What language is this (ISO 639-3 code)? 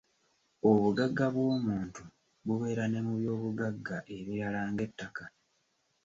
lug